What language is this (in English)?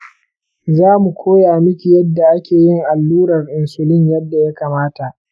Hausa